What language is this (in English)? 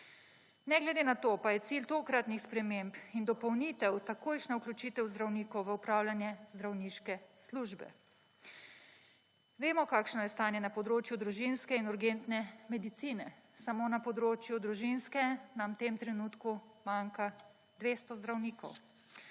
Slovenian